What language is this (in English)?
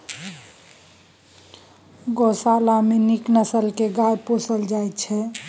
Maithili